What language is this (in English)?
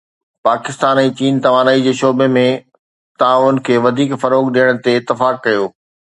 Sindhi